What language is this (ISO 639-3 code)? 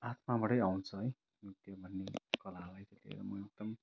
nep